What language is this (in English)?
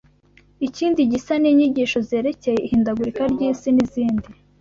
Kinyarwanda